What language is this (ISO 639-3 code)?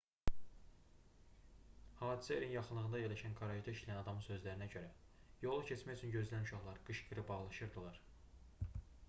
aze